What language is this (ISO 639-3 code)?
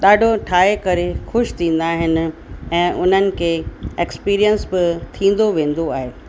snd